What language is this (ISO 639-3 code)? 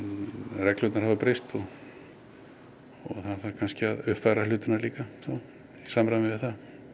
isl